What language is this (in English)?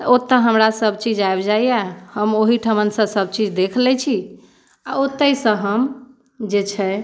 Maithili